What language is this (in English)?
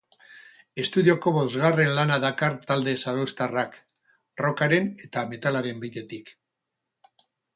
Basque